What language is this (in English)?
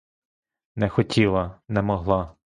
Ukrainian